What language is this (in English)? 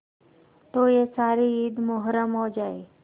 Hindi